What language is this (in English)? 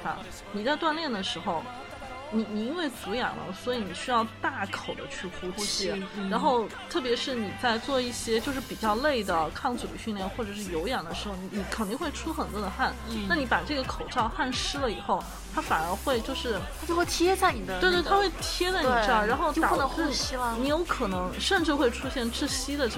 Chinese